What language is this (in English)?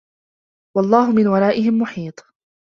Arabic